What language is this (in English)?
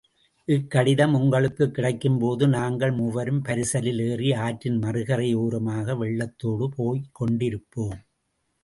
Tamil